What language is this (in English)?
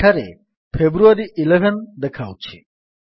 Odia